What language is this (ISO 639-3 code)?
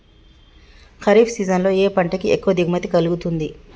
tel